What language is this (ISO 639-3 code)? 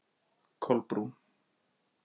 isl